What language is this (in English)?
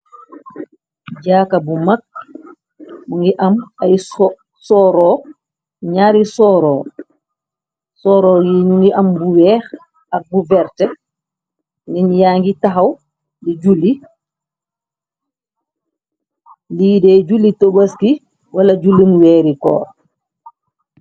Wolof